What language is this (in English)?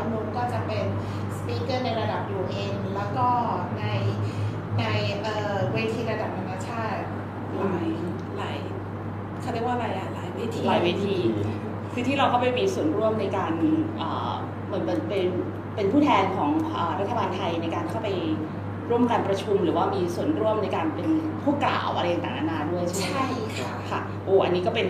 Thai